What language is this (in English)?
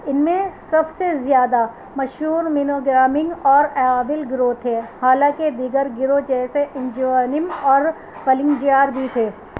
Urdu